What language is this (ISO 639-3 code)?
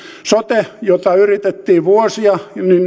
fin